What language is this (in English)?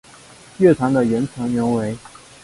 Chinese